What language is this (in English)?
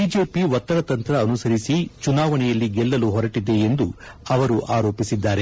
Kannada